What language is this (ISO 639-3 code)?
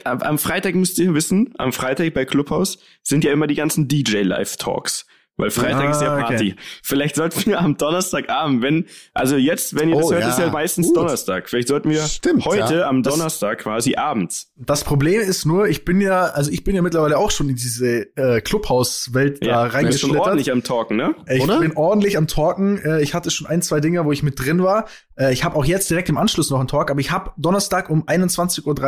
deu